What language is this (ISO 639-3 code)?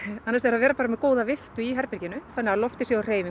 isl